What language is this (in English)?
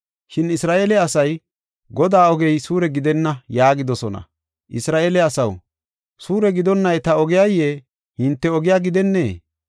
Gofa